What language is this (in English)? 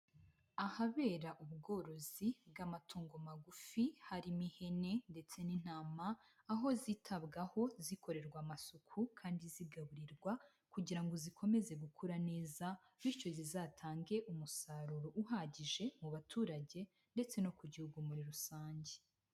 Kinyarwanda